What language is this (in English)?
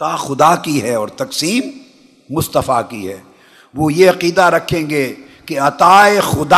Urdu